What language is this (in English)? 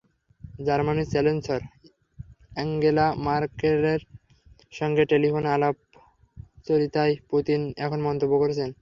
Bangla